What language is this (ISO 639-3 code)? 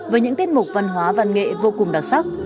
vie